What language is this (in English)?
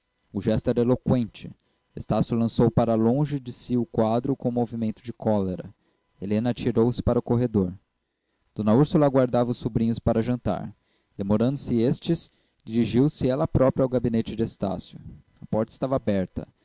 Portuguese